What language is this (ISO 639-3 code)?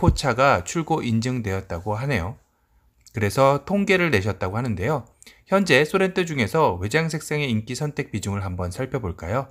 kor